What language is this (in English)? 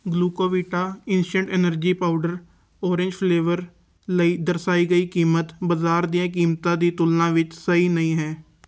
Punjabi